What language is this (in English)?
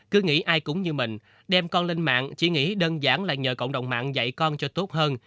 Vietnamese